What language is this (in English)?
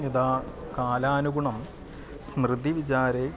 Sanskrit